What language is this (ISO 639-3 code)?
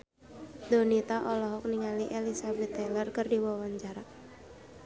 sun